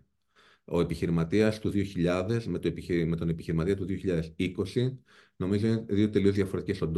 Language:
Greek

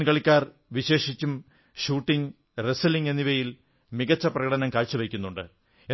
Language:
Malayalam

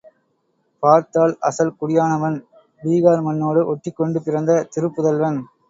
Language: Tamil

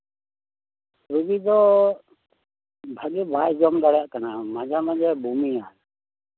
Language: Santali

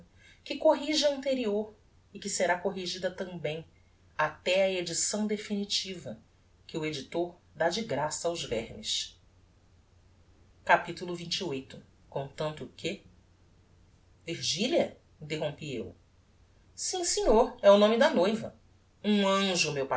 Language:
Portuguese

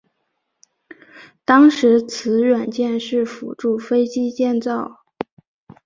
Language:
Chinese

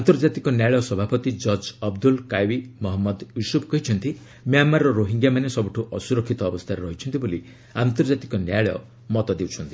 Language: Odia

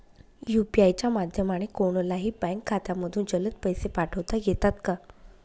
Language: Marathi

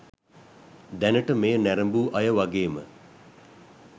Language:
Sinhala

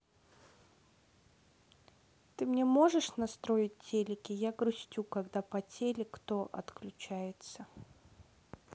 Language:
Russian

